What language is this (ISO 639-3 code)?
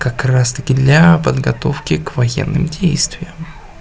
rus